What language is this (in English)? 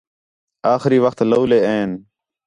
Khetrani